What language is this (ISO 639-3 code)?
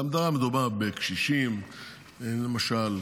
heb